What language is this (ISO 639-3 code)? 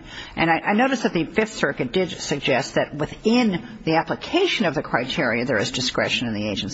eng